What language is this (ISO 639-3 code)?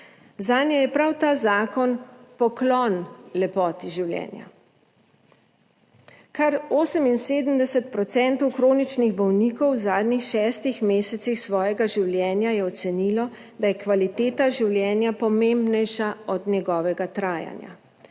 slv